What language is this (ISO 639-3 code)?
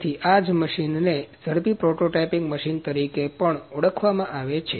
guj